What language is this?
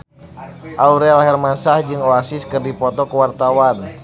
Sundanese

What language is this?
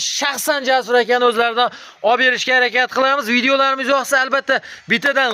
Turkish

